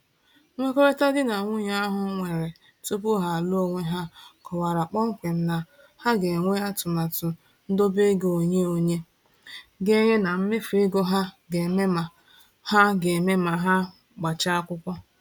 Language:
Igbo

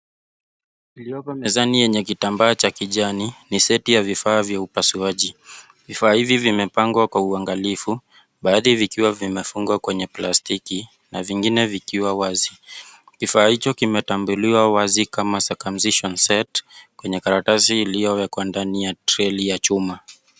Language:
Swahili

